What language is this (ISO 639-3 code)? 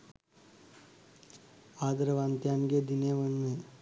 sin